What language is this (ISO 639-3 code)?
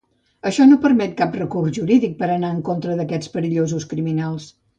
cat